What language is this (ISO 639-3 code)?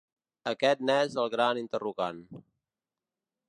cat